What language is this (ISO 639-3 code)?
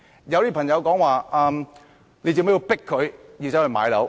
yue